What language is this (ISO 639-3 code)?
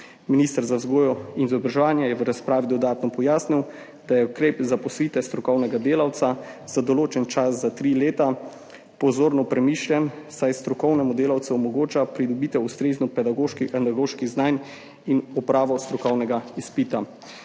slv